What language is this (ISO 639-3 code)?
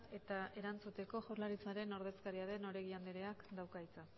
eus